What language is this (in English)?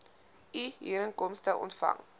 Afrikaans